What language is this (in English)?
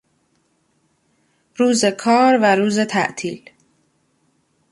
Persian